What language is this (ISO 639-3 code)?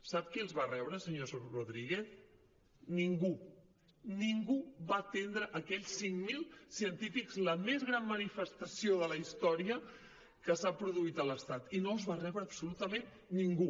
cat